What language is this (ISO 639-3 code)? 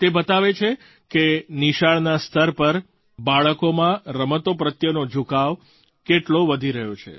guj